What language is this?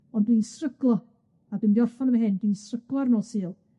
Welsh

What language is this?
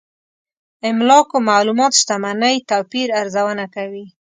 Pashto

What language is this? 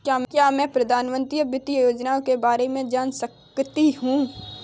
Hindi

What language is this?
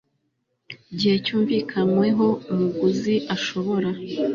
Kinyarwanda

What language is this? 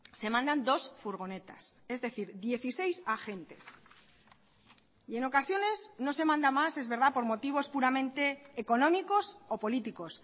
Spanish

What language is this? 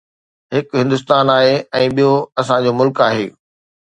Sindhi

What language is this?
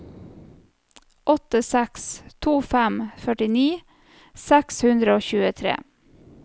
Norwegian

